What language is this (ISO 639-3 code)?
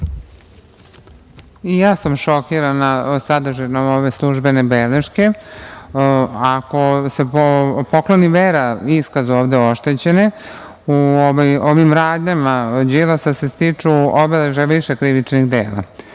srp